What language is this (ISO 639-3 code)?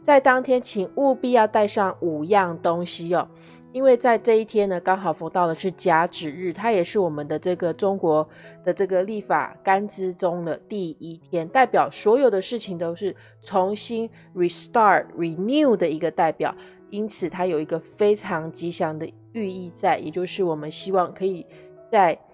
zho